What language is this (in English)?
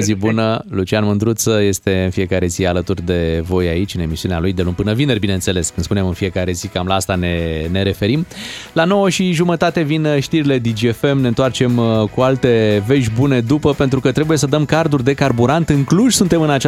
Romanian